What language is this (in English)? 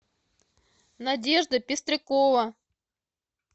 Russian